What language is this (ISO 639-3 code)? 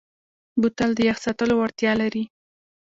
pus